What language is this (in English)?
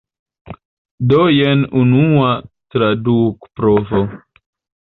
Esperanto